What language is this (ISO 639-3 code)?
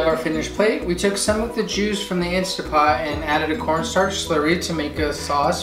eng